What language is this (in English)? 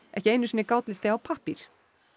Icelandic